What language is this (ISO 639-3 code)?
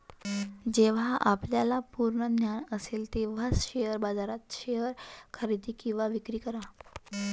mar